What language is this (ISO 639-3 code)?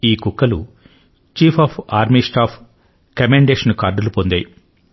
tel